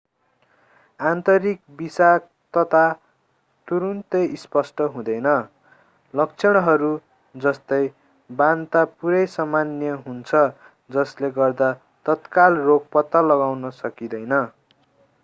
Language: Nepali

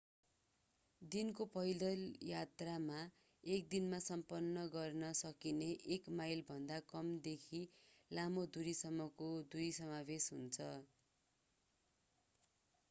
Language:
Nepali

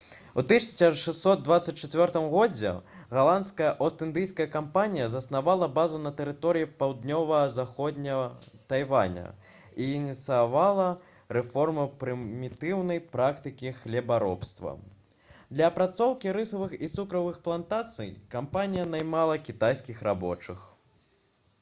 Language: Belarusian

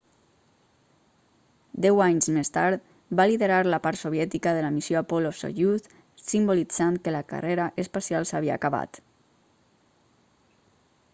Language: Catalan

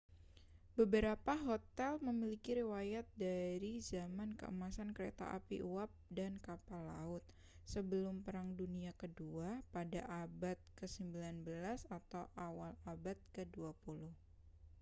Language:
Indonesian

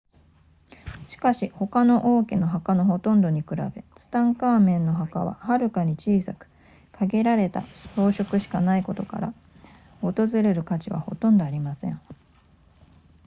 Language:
Japanese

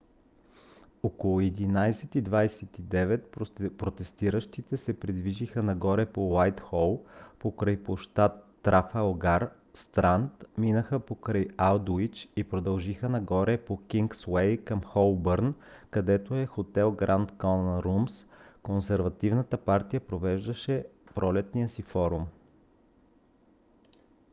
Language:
Bulgarian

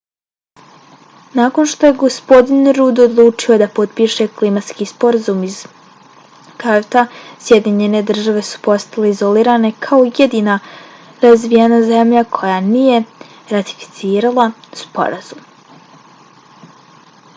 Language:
Bosnian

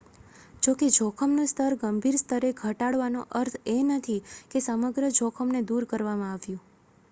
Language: Gujarati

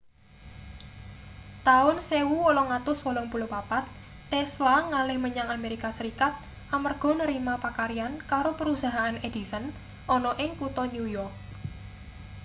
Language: Javanese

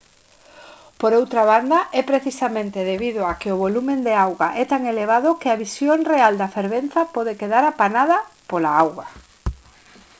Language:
Galician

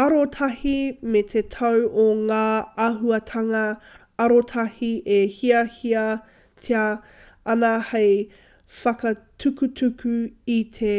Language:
Māori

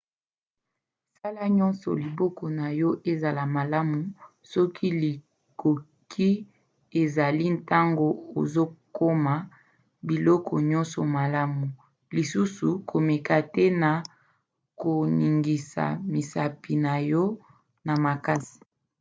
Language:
Lingala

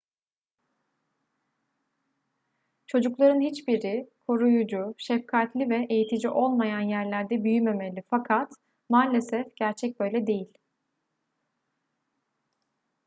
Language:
Turkish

